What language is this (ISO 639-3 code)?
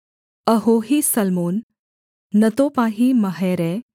hin